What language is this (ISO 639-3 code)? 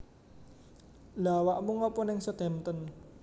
jav